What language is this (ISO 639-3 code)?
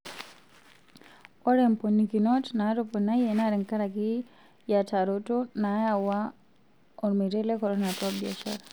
mas